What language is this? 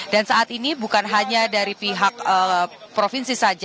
Indonesian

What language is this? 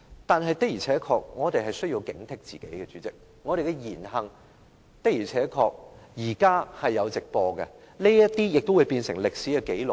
Cantonese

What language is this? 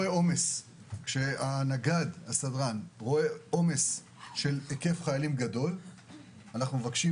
Hebrew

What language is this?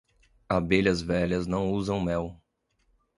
Portuguese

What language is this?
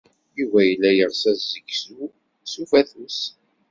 Kabyle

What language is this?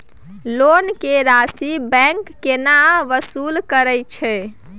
Maithili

